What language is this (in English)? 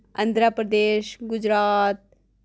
Dogri